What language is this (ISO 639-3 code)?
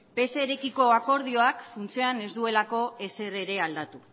eus